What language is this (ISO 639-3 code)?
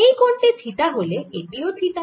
ben